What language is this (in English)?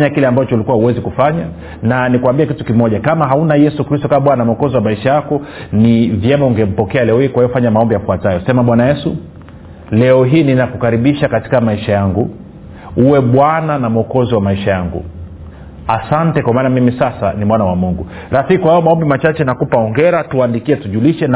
Swahili